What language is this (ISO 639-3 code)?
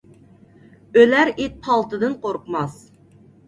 uig